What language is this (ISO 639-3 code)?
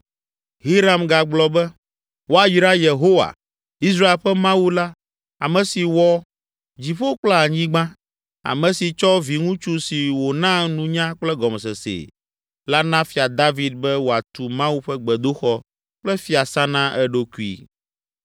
ewe